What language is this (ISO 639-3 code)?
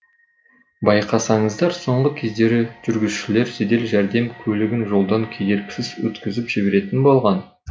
kaz